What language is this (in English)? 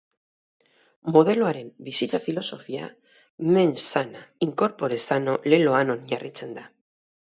Basque